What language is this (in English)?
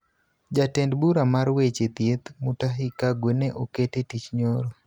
Luo (Kenya and Tanzania)